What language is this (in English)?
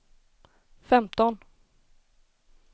Swedish